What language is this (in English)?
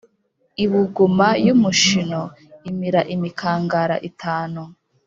Kinyarwanda